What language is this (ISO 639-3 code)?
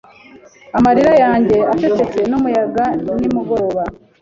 kin